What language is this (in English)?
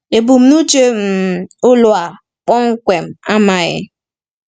Igbo